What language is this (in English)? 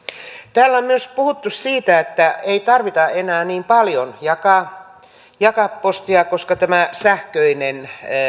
Finnish